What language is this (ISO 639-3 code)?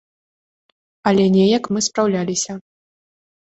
bel